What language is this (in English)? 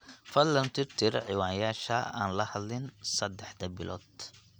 Somali